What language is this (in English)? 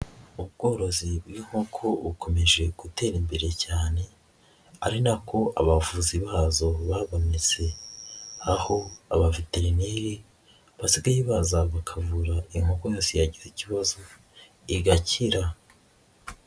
Kinyarwanda